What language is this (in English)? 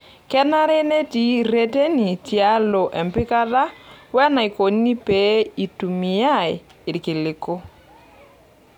Masai